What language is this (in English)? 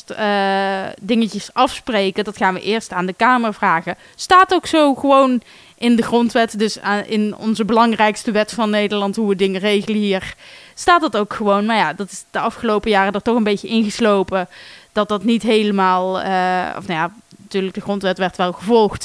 Dutch